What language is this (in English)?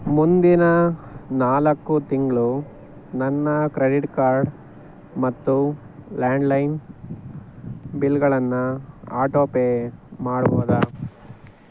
Kannada